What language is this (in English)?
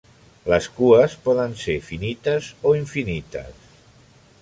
Catalan